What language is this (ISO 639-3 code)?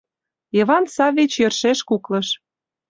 chm